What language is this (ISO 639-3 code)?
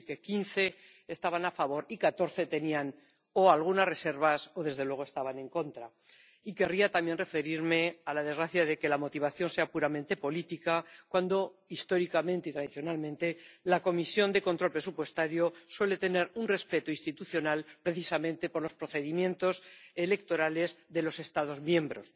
spa